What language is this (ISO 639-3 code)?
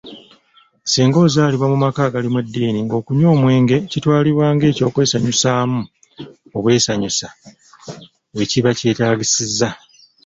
lug